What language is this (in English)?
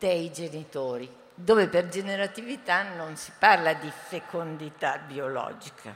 Italian